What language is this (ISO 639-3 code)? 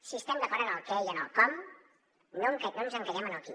cat